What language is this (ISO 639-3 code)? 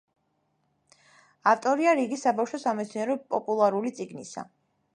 kat